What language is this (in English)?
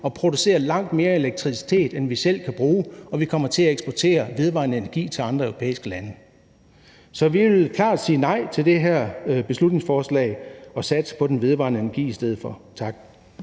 Danish